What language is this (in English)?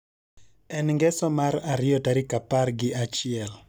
Luo (Kenya and Tanzania)